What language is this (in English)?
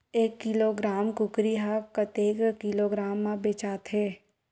Chhattisgarhi